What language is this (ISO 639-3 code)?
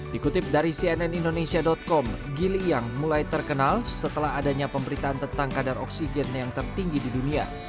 ind